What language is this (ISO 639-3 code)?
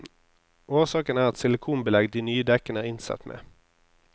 nor